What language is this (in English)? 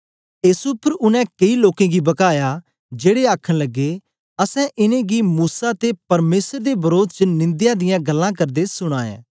Dogri